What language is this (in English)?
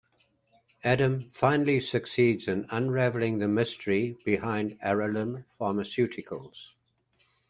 English